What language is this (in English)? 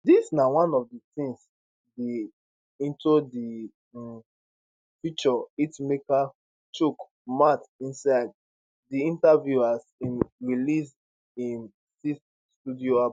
Nigerian Pidgin